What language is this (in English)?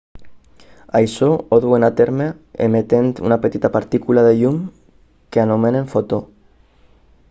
Catalan